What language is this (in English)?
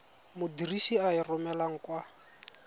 Tswana